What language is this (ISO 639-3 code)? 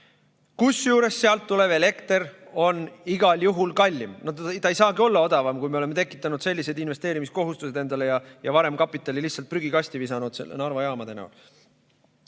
est